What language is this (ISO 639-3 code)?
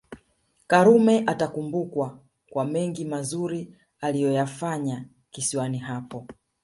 swa